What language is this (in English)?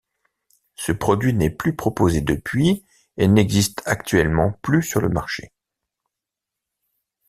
French